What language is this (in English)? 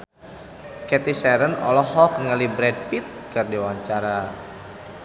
Sundanese